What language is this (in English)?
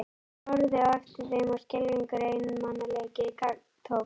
Icelandic